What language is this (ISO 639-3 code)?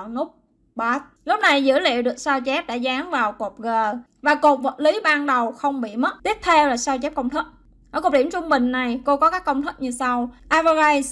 vie